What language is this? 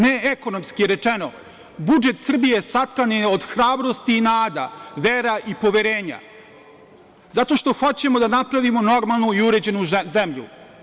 Serbian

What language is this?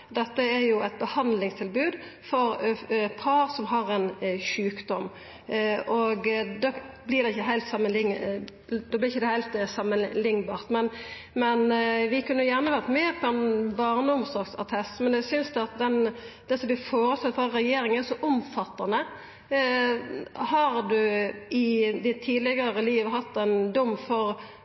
Norwegian Nynorsk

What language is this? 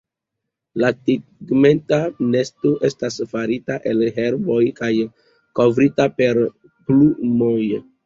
Esperanto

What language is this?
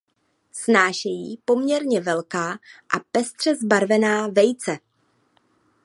Czech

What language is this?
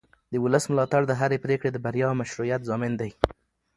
Pashto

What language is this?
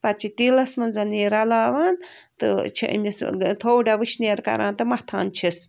Kashmiri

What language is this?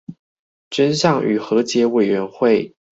Chinese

